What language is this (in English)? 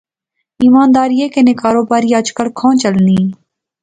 Pahari-Potwari